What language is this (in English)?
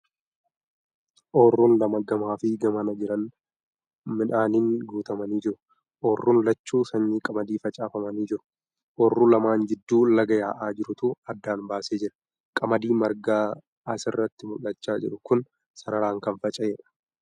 Oromo